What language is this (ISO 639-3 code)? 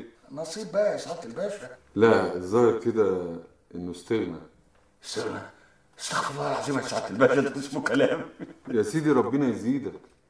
ara